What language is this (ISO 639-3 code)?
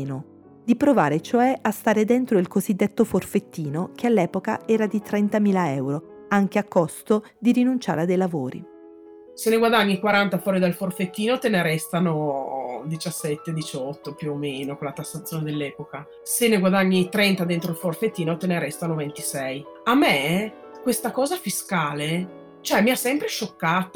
ita